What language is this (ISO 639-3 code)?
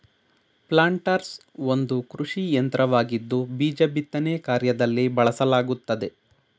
kan